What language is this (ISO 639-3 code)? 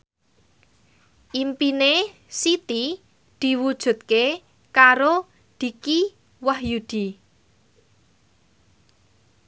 jav